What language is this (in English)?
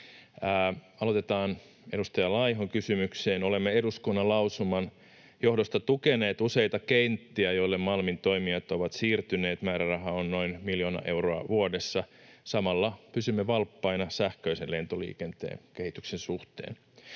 Finnish